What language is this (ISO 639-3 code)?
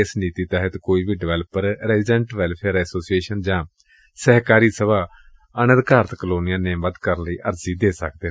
pan